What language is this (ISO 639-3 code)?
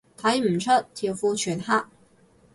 yue